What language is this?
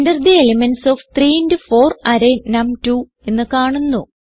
Malayalam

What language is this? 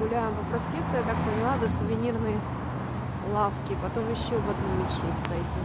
Russian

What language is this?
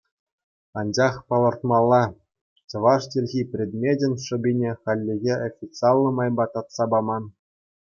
Chuvash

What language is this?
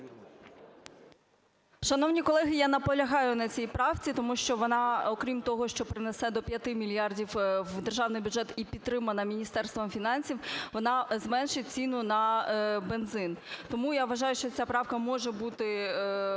Ukrainian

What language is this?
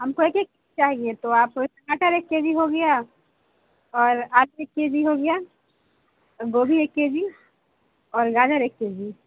Urdu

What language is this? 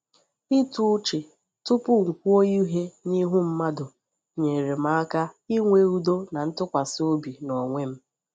Igbo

